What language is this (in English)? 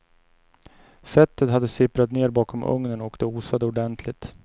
Swedish